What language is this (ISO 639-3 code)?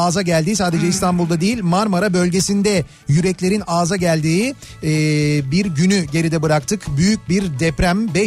tur